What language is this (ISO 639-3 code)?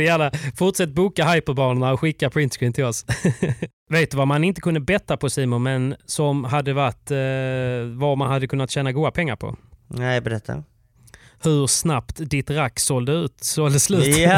swe